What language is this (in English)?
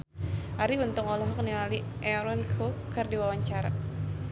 Sundanese